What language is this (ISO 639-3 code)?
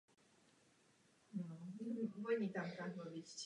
ces